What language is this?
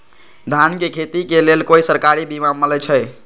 Magahi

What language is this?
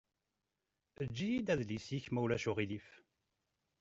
Kabyle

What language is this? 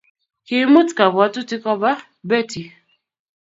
Kalenjin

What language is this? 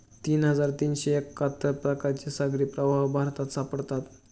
Marathi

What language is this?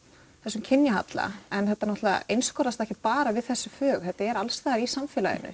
Icelandic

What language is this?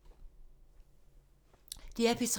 Danish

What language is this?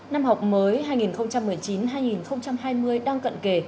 Vietnamese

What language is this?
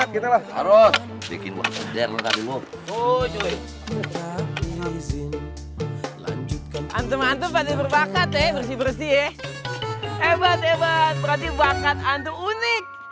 Indonesian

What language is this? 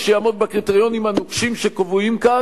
Hebrew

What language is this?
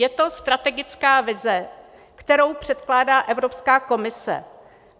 Czech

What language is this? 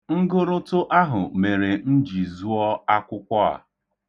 Igbo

